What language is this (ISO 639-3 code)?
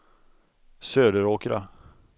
swe